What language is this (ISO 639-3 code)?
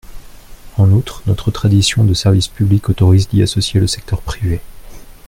fra